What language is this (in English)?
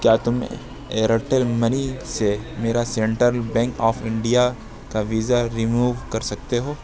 Urdu